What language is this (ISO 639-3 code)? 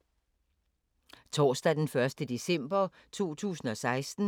dan